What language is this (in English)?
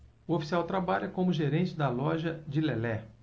Portuguese